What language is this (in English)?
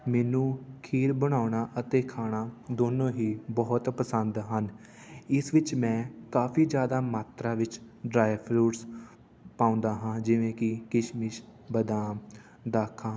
Punjabi